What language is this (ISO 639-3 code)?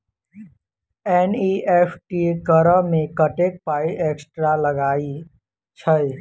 mai